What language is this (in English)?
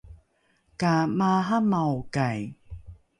Rukai